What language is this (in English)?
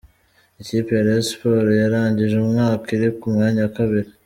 Kinyarwanda